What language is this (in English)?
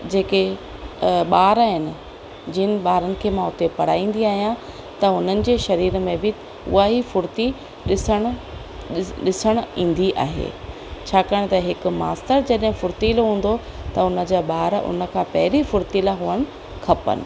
Sindhi